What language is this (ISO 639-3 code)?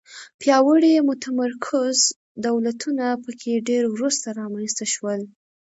pus